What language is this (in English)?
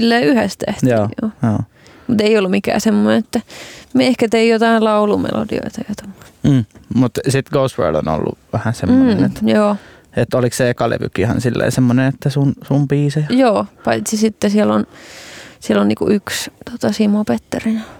Finnish